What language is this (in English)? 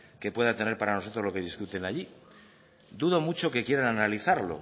Spanish